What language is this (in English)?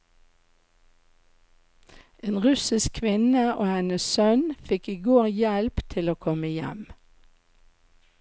Norwegian